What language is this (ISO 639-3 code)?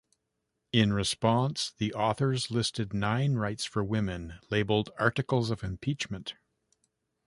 eng